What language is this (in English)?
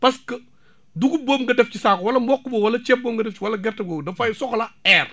Wolof